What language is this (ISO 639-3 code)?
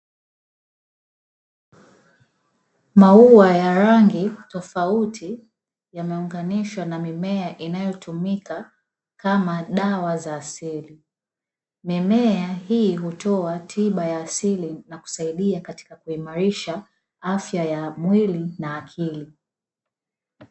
swa